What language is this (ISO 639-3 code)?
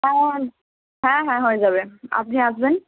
ben